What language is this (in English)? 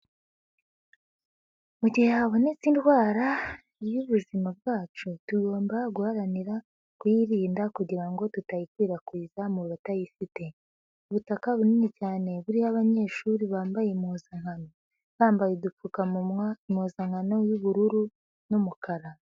Kinyarwanda